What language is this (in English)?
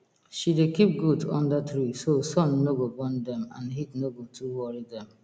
Nigerian Pidgin